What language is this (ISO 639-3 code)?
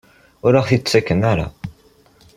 kab